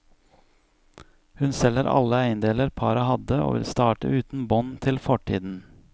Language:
Norwegian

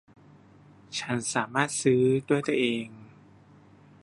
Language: Thai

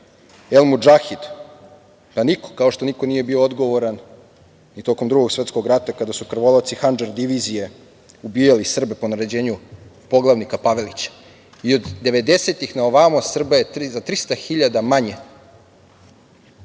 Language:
Serbian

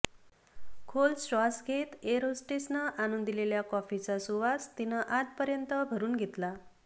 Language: Marathi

